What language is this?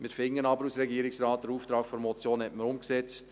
Swiss German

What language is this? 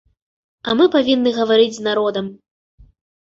Belarusian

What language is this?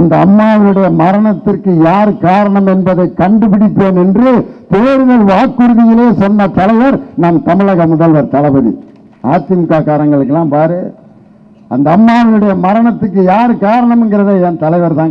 Indonesian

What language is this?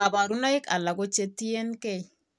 Kalenjin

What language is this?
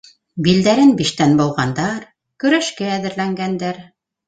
Bashkir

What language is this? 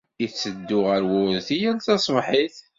Kabyle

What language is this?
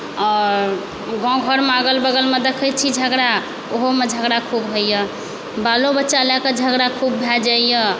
Maithili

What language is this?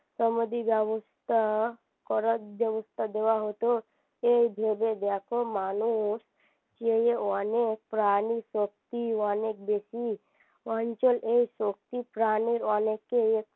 Bangla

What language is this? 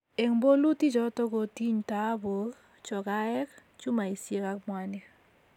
Kalenjin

